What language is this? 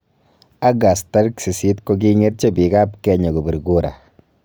Kalenjin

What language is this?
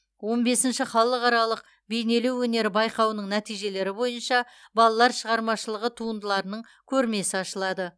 Kazakh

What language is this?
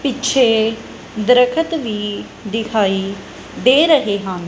Punjabi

